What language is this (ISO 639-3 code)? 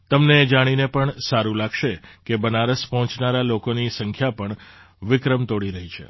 guj